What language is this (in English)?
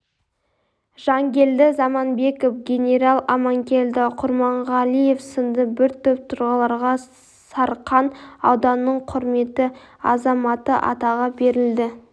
Kazakh